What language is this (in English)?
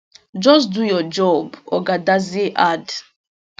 Nigerian Pidgin